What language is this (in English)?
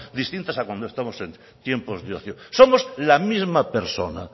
Spanish